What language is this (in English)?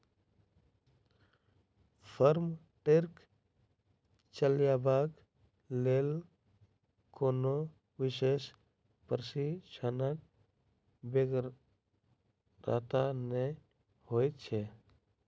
Maithili